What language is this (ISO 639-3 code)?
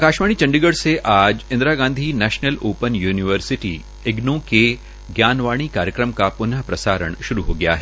hin